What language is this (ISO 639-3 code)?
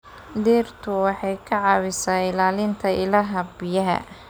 som